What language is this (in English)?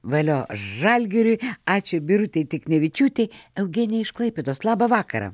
Lithuanian